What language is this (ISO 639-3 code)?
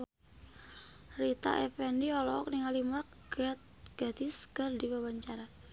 sun